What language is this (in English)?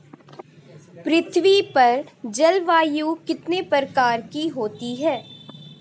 Hindi